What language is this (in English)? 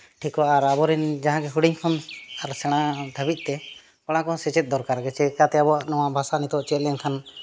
Santali